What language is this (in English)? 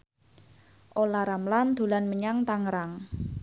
Javanese